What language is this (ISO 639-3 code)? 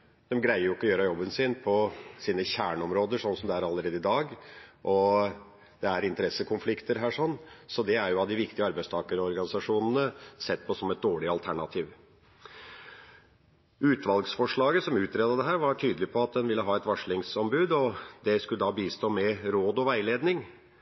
nob